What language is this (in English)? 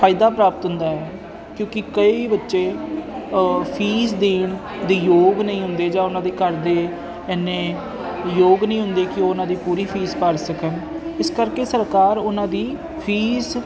Punjabi